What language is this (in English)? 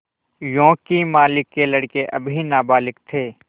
Hindi